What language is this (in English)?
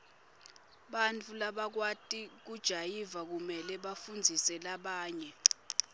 Swati